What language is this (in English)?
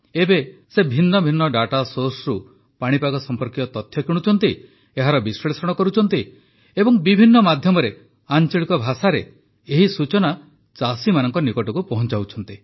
Odia